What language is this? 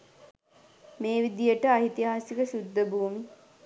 Sinhala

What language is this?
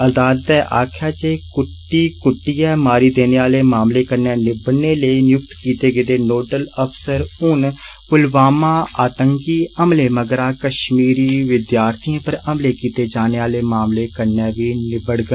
Dogri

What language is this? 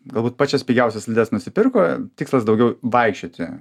Lithuanian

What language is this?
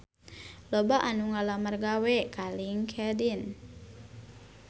Sundanese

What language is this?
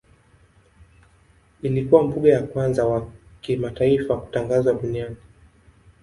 Swahili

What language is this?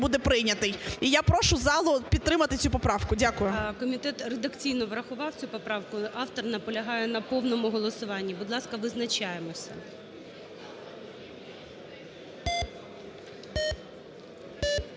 Ukrainian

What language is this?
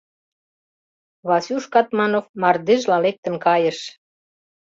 Mari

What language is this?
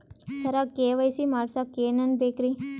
Kannada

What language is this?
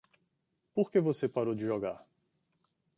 Portuguese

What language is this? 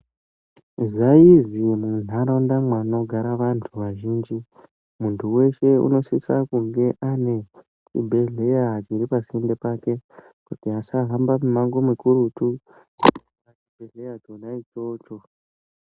Ndau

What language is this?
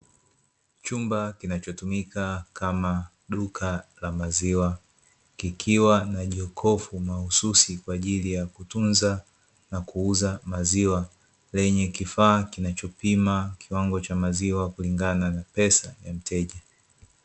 Swahili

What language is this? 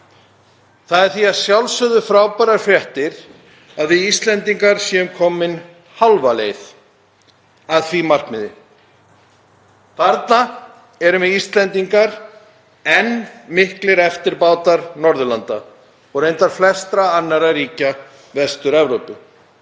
Icelandic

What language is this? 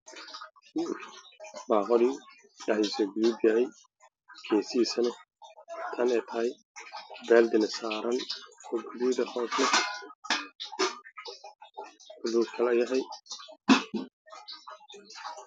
Somali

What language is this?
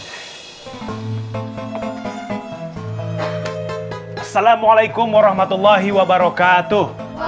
Indonesian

